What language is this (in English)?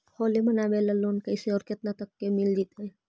Magahi